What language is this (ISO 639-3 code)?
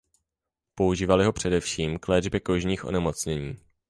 ces